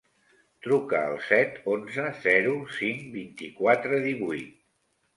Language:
Catalan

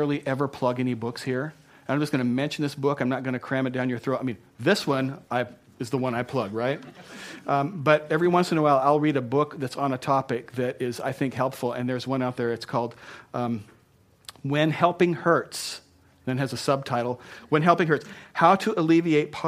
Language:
English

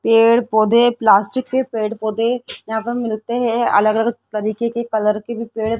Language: Hindi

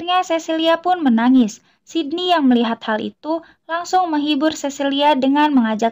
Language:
Indonesian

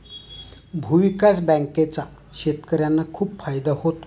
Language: Marathi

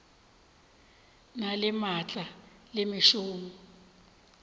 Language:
Northern Sotho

